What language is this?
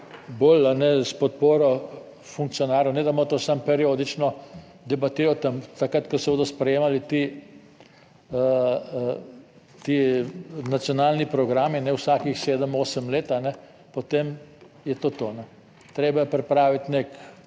Slovenian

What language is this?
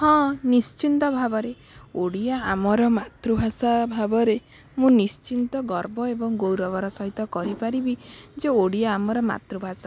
Odia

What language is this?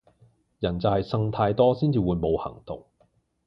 Cantonese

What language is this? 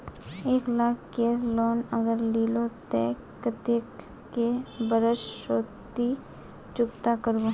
Magahi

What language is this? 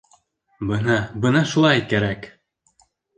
Bashkir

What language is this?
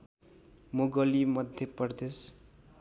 Nepali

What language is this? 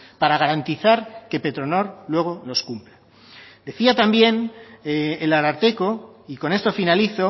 Spanish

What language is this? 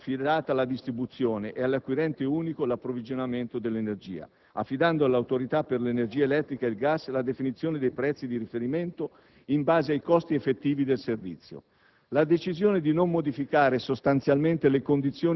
Italian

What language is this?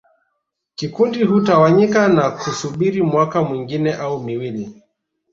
Swahili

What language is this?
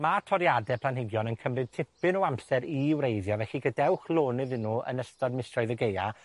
Welsh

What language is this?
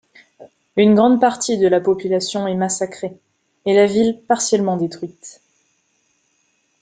French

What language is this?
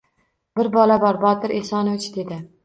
Uzbek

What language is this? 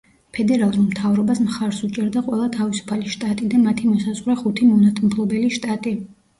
Georgian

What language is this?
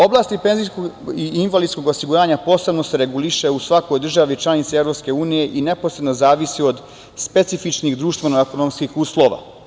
Serbian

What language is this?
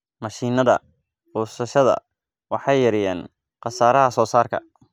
Somali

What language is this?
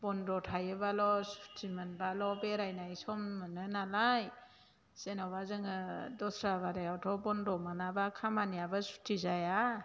Bodo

